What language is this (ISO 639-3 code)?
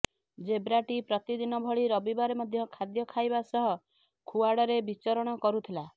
ori